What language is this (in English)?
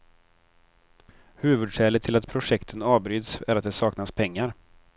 Swedish